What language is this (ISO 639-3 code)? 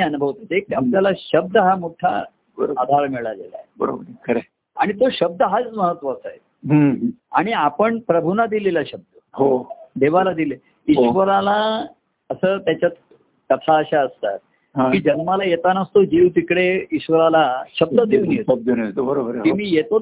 mar